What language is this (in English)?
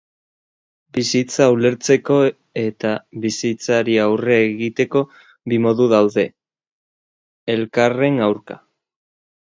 Basque